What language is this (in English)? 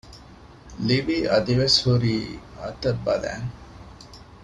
Divehi